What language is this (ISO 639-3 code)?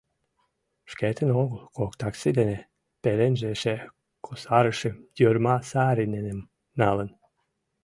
chm